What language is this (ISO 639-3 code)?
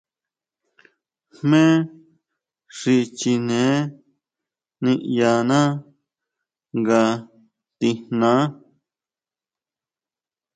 mau